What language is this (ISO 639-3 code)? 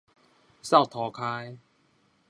nan